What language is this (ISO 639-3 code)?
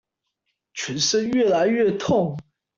zho